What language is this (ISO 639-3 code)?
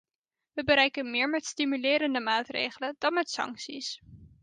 nld